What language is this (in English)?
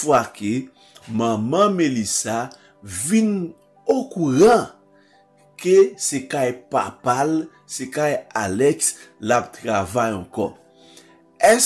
French